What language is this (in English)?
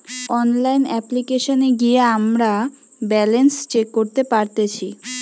Bangla